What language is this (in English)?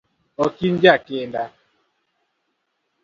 Luo (Kenya and Tanzania)